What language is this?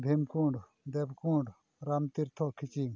Santali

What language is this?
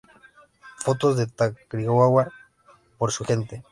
Spanish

